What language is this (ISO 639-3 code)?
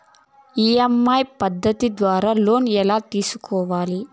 tel